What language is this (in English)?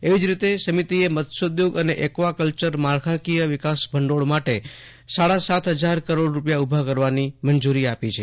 Gujarati